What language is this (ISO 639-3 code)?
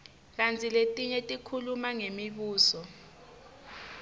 ssw